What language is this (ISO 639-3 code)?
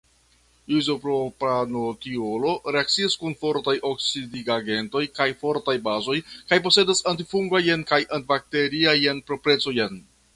epo